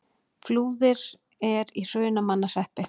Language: Icelandic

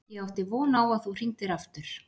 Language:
Icelandic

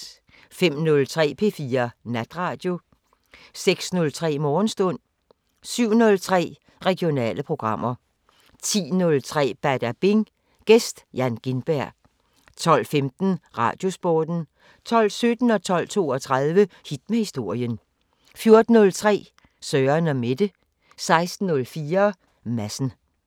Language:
Danish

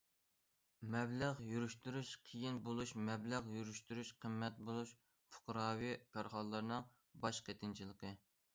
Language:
Uyghur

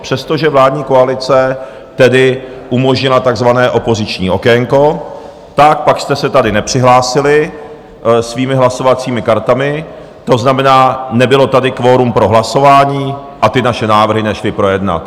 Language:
Czech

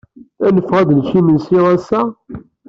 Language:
Kabyle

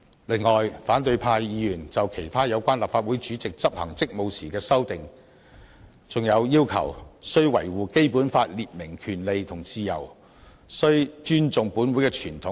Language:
Cantonese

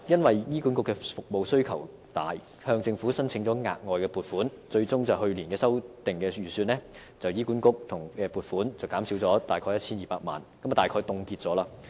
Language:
Cantonese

